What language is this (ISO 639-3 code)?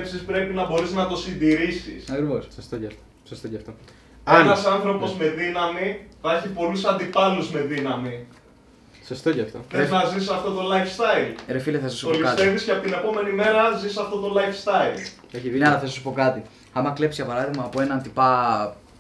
ell